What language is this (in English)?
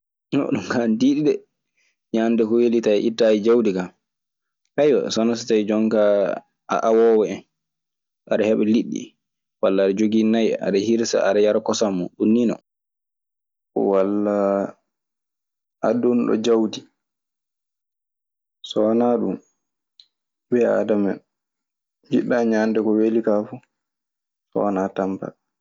Maasina Fulfulde